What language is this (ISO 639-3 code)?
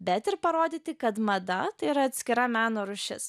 lit